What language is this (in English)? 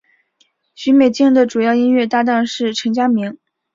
Chinese